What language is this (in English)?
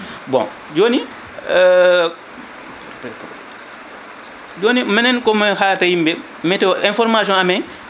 Fula